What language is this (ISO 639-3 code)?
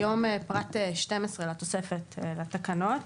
heb